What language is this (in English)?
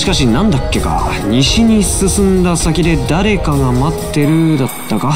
Japanese